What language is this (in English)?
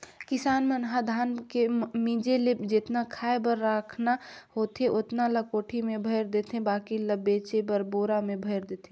Chhattisgarhi